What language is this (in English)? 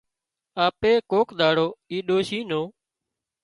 Wadiyara Koli